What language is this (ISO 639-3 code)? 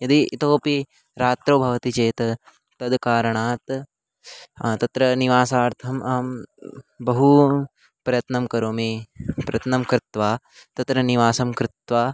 san